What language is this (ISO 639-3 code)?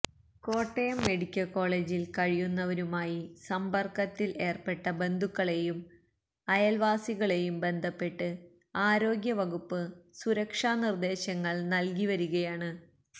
mal